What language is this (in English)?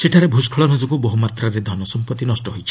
Odia